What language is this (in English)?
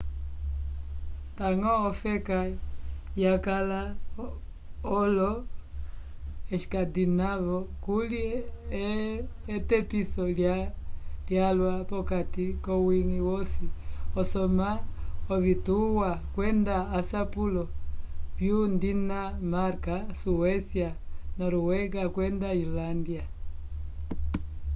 Umbundu